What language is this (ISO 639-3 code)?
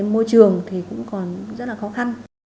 vie